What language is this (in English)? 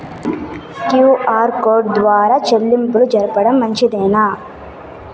Telugu